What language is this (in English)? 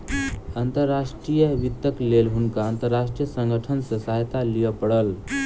Maithili